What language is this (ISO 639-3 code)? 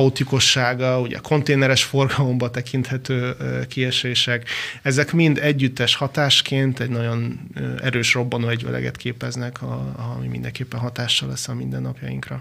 hun